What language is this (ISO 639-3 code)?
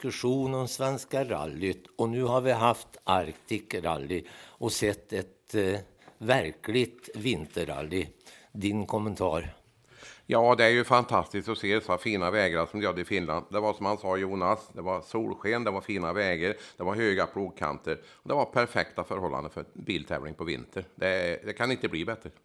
swe